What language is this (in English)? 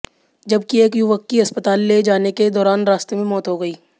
Hindi